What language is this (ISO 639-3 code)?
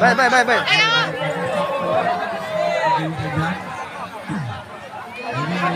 ind